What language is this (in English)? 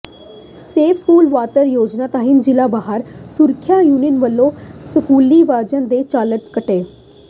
Punjabi